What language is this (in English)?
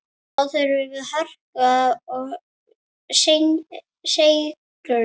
Icelandic